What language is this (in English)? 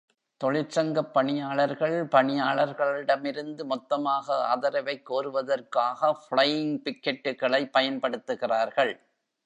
Tamil